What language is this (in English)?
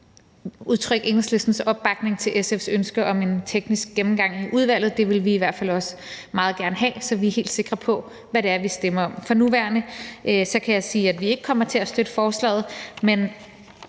Danish